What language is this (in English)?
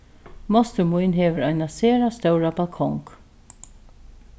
Faroese